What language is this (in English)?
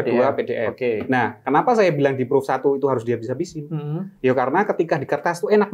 Indonesian